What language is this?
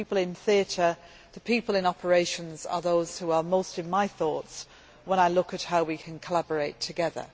English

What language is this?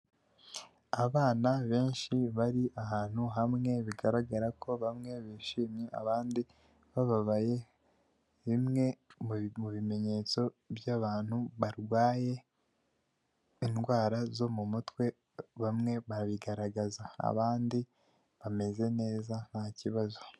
Kinyarwanda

